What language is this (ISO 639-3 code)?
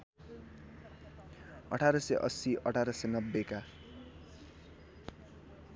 nep